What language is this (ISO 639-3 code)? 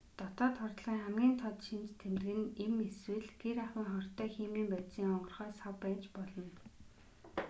mon